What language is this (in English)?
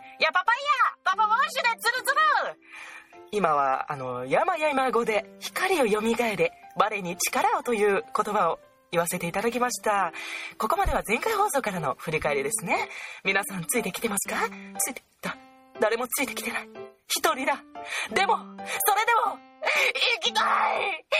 Japanese